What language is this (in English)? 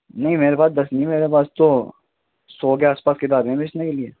Urdu